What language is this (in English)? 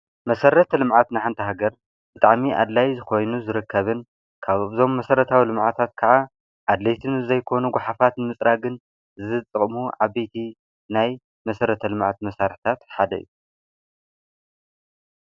Tigrinya